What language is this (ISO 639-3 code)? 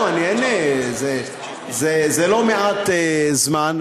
heb